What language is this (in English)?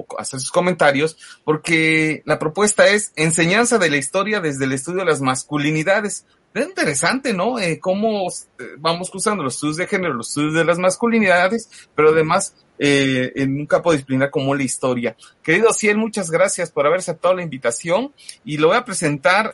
Spanish